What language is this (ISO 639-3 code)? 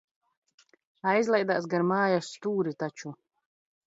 lav